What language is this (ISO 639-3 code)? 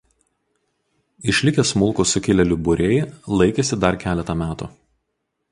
lit